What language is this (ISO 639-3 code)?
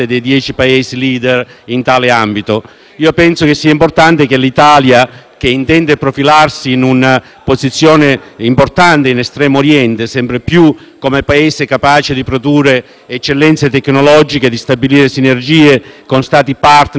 ita